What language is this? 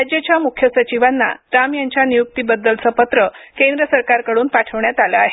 Marathi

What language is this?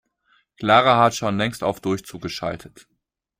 German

